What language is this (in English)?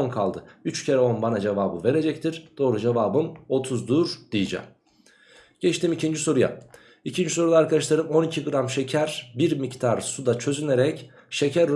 Turkish